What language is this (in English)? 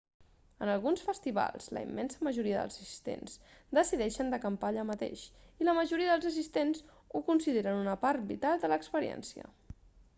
Catalan